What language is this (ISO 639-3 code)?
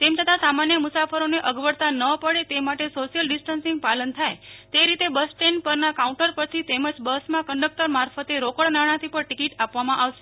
guj